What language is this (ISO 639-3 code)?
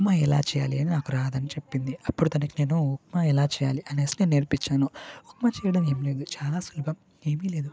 tel